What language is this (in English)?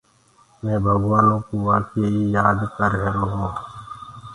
Gurgula